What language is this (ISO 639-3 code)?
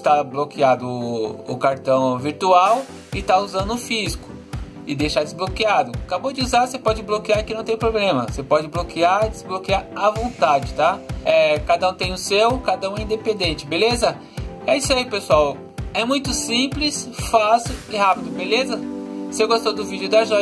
por